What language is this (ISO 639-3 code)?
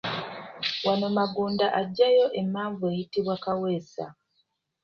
lug